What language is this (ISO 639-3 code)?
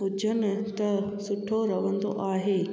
snd